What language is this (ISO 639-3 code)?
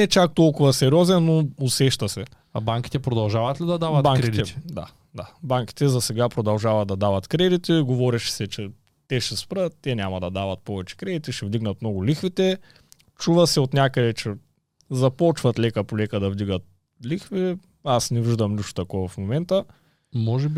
bul